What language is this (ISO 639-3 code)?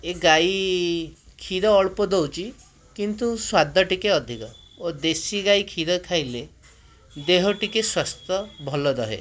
ori